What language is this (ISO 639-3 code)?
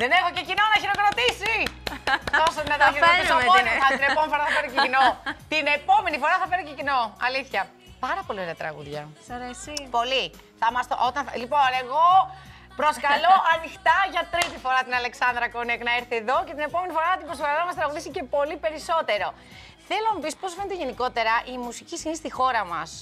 ell